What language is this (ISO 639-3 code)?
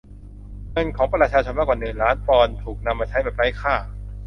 tha